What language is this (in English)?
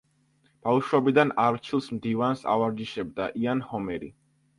Georgian